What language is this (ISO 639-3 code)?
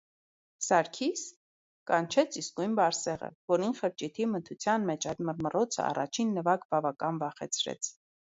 hye